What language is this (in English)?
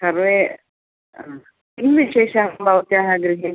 Sanskrit